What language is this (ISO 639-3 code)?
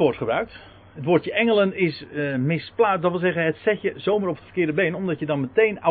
nld